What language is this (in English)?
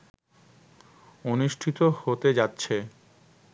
Bangla